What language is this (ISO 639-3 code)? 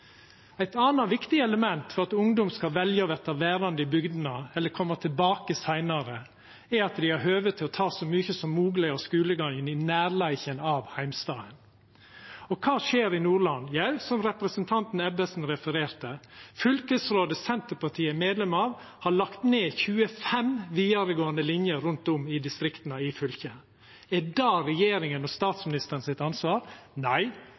nno